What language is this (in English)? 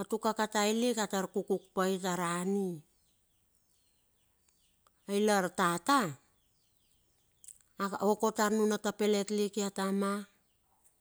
Bilur